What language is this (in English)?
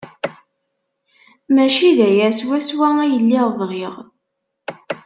Kabyle